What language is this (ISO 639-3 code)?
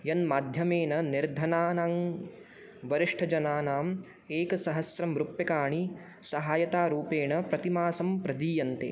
san